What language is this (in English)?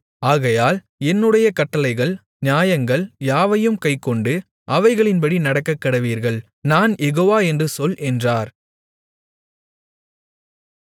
Tamil